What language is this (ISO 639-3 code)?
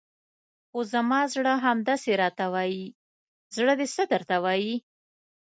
pus